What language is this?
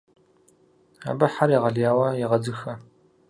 Kabardian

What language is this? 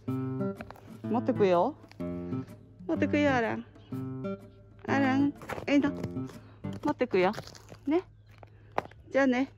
Japanese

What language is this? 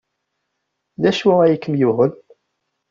Kabyle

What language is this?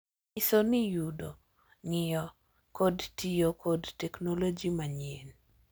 Luo (Kenya and Tanzania)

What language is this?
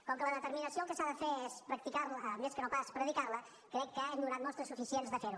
Catalan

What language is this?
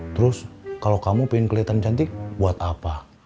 Indonesian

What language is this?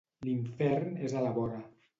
Catalan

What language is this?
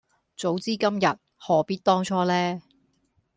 Cantonese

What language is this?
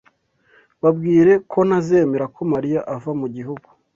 Kinyarwanda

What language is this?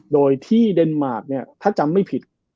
Thai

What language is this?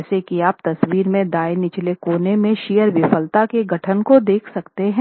Hindi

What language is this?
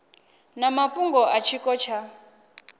Venda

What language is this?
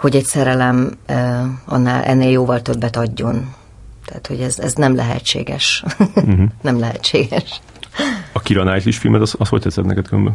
Hungarian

